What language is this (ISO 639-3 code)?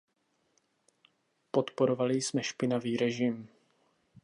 ces